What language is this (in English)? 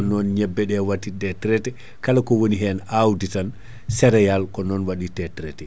Fula